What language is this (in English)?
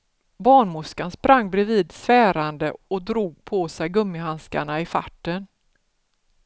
Swedish